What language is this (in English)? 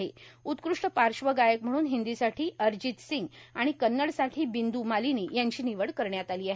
Marathi